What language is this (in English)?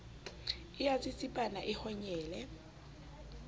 Southern Sotho